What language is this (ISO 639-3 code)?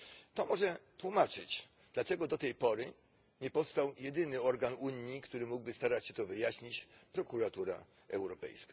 pol